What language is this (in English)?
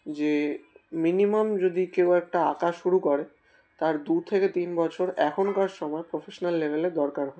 Bangla